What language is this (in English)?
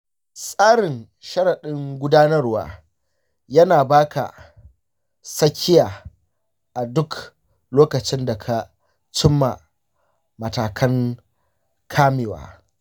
Hausa